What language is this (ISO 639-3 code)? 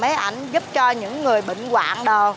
vie